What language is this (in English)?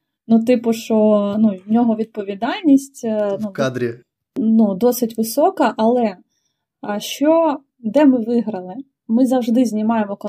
Ukrainian